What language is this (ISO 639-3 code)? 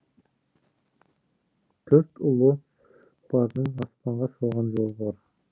kaz